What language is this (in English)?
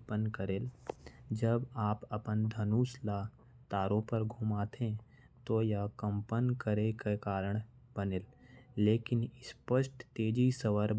Korwa